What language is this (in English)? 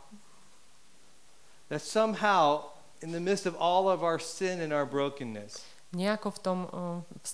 Slovak